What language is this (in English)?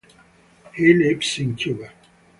English